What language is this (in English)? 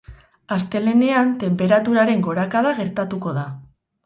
Basque